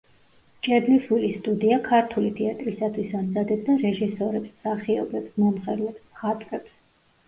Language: Georgian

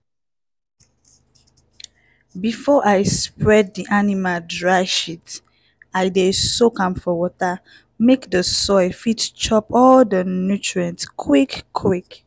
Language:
Nigerian Pidgin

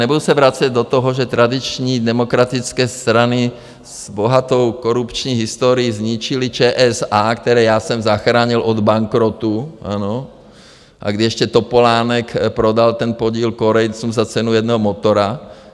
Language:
Czech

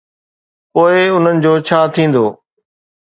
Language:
Sindhi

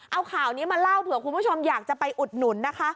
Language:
Thai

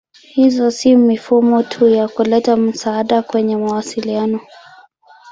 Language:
Swahili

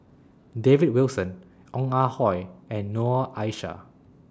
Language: English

